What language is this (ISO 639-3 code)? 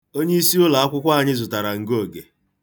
ibo